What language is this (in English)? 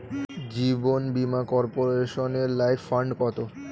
Bangla